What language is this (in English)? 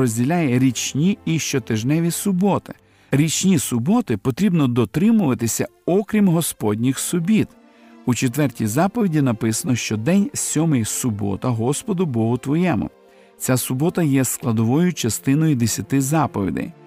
Ukrainian